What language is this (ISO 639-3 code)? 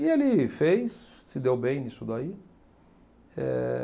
por